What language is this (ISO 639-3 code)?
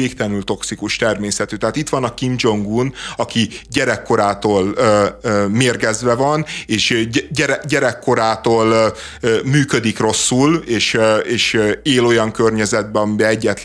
hun